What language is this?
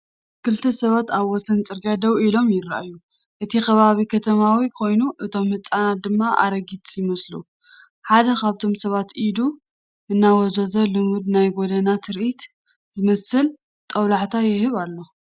Tigrinya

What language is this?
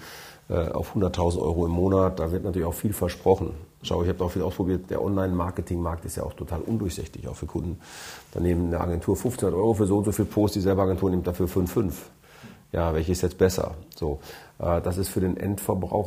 German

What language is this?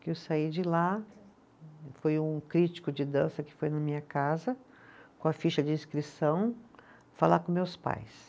Portuguese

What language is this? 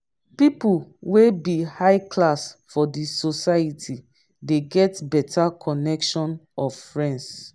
Nigerian Pidgin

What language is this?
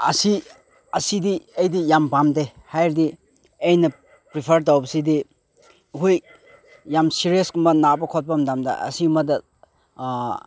Manipuri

